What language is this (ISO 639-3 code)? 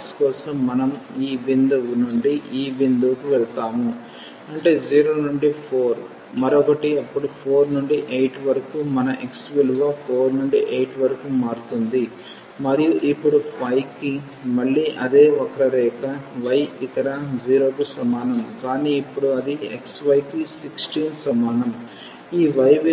tel